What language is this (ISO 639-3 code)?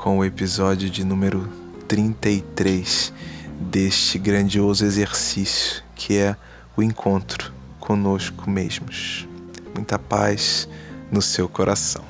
por